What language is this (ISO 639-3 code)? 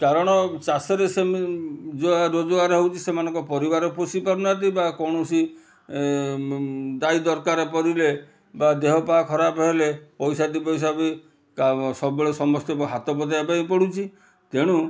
ori